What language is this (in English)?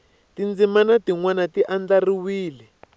Tsonga